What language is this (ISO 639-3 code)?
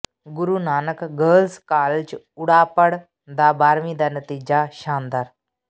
pan